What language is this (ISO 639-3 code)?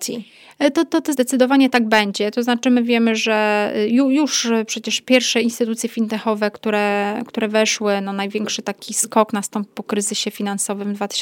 pol